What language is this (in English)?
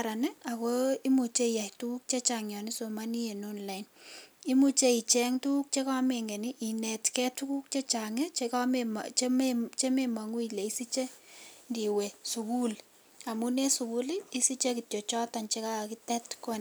Kalenjin